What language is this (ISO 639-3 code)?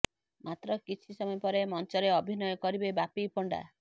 ori